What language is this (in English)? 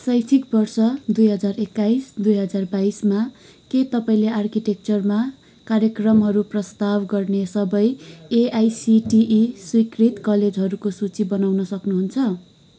Nepali